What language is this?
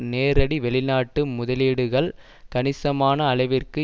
Tamil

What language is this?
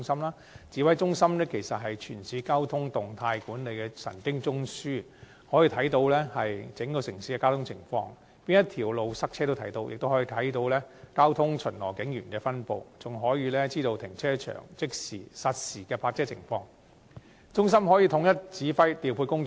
Cantonese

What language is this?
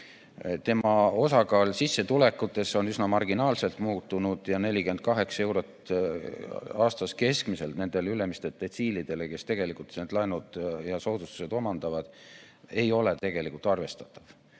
Estonian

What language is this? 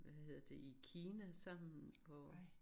Danish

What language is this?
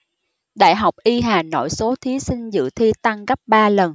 Vietnamese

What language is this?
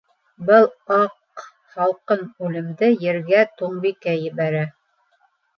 Bashkir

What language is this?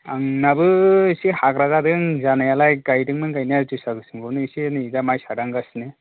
Bodo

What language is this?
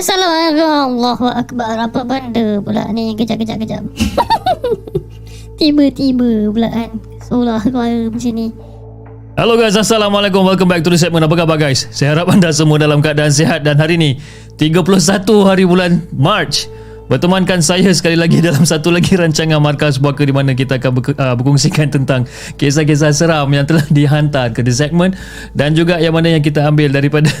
Malay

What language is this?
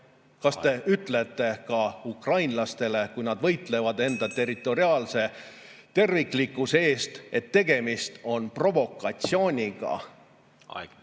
Estonian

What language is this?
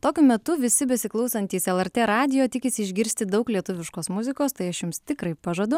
Lithuanian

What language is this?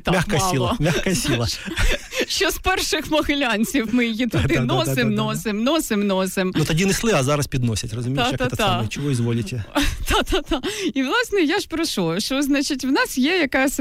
Ukrainian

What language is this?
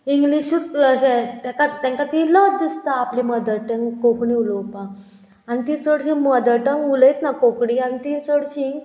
Konkani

